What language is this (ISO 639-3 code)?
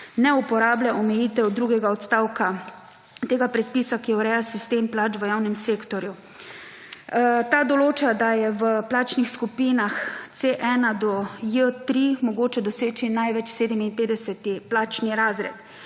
slv